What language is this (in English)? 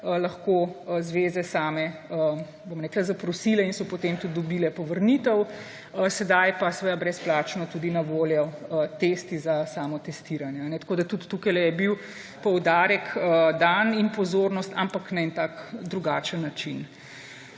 Slovenian